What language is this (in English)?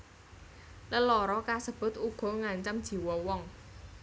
Javanese